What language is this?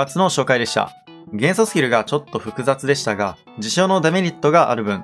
Japanese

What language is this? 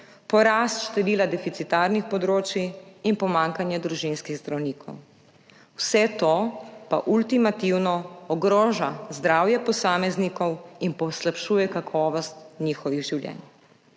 Slovenian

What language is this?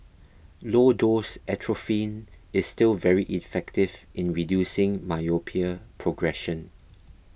English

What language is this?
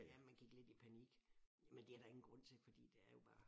Danish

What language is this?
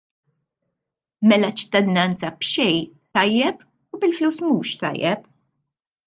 Maltese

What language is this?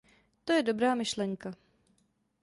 Czech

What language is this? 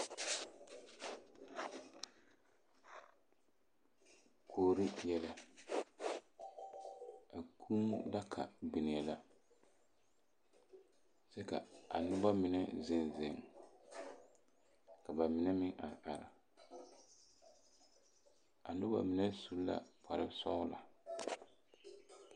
Southern Dagaare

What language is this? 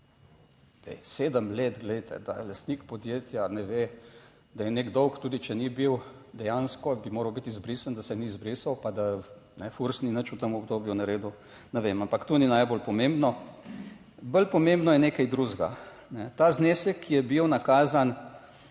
Slovenian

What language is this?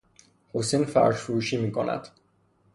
Persian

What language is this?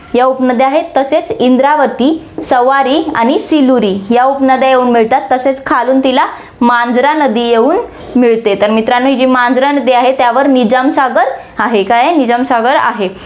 Marathi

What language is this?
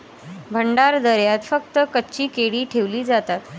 Marathi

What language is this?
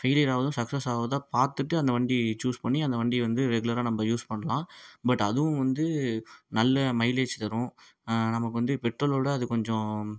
Tamil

